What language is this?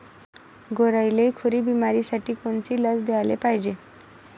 Marathi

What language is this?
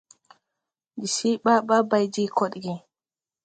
Tupuri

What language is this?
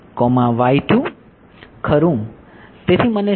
Gujarati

